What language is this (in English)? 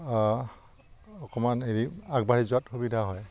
Assamese